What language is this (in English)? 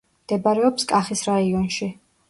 Georgian